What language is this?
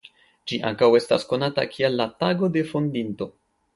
Esperanto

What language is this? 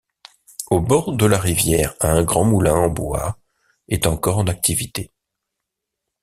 French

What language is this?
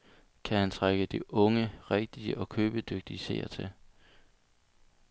Danish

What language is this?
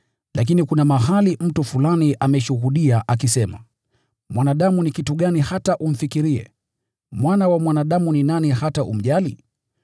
Swahili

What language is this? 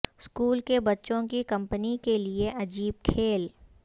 Urdu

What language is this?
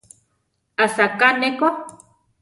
Central Tarahumara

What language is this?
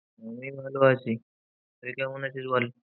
Bangla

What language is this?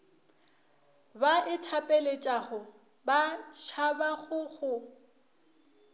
Northern Sotho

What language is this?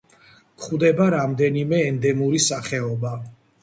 Georgian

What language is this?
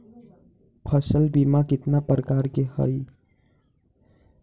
Magahi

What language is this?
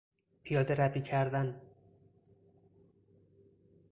Persian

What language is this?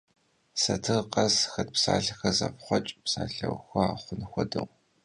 Kabardian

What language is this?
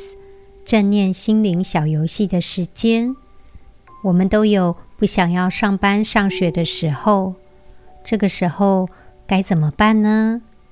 Chinese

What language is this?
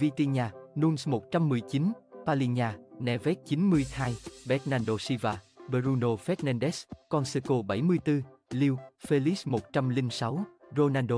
Vietnamese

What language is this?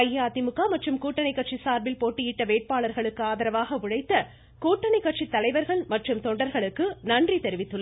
Tamil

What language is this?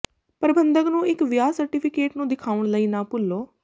Punjabi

